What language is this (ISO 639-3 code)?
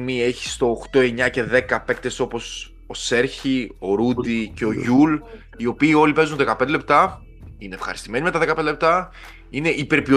ell